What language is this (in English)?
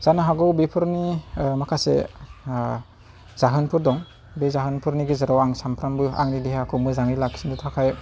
Bodo